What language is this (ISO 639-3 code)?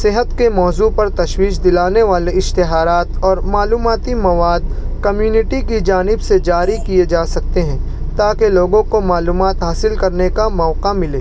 urd